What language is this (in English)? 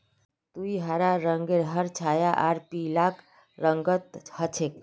Magahi